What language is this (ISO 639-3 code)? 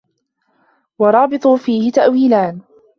ara